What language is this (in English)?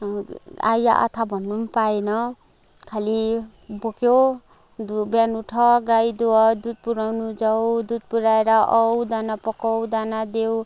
Nepali